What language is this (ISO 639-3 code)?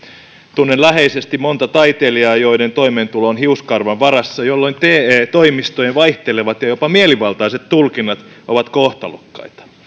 fin